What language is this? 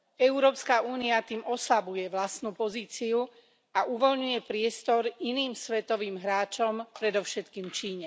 Slovak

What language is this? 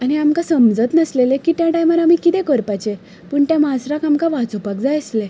Konkani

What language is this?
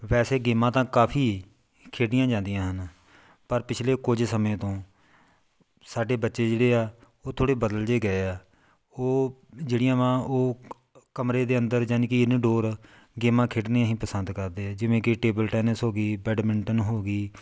Punjabi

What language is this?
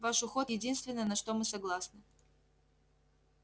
Russian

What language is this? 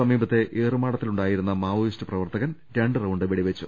Malayalam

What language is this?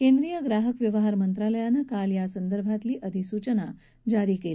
Marathi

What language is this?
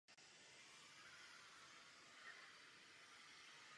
Czech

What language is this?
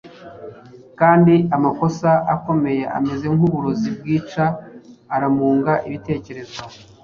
Kinyarwanda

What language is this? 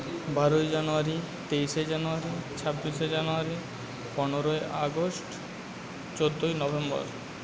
Bangla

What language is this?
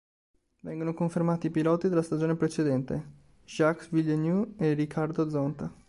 Italian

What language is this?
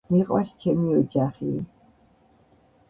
Georgian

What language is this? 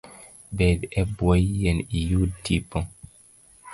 Luo (Kenya and Tanzania)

